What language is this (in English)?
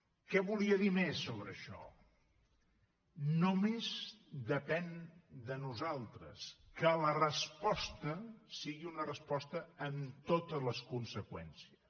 Catalan